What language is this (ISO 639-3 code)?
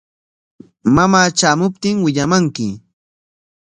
qwa